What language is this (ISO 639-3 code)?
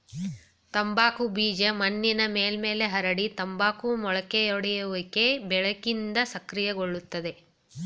kan